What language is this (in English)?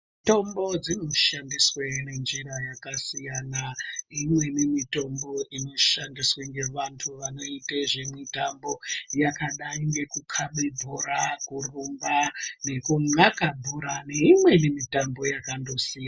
Ndau